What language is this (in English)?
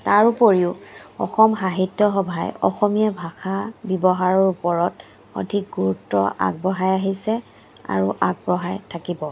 Assamese